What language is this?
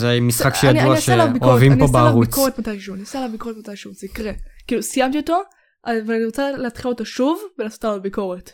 Hebrew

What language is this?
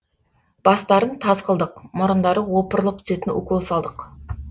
Kazakh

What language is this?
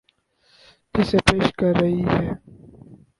Urdu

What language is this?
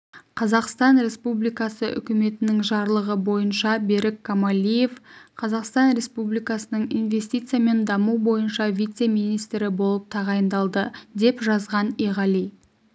Kazakh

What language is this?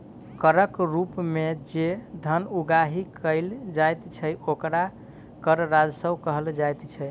Maithili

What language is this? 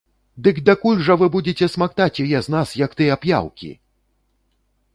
Belarusian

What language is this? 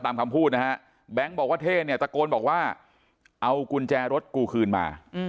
Thai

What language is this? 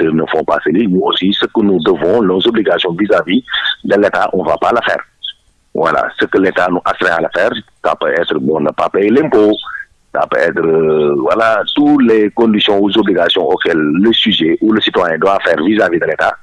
French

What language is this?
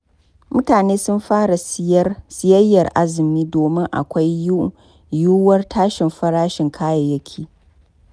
Hausa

